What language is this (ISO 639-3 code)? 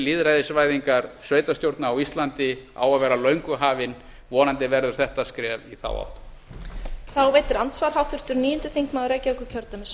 isl